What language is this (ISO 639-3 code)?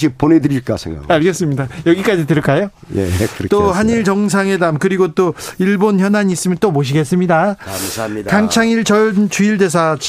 kor